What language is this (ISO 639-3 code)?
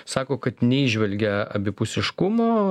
lit